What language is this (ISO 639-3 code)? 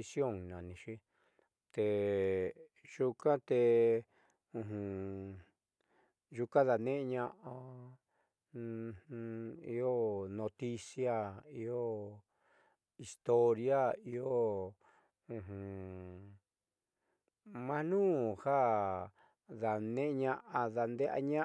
mxy